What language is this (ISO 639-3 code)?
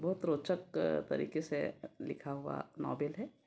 hin